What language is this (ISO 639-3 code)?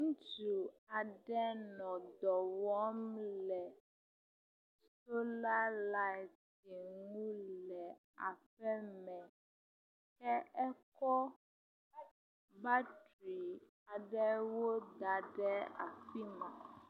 ewe